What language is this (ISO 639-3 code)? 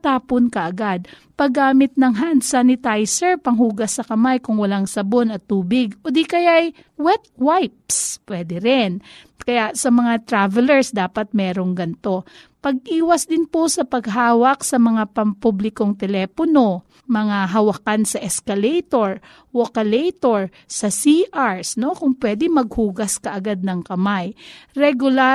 fil